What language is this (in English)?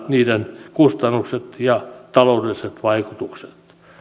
Finnish